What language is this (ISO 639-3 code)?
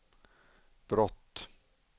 swe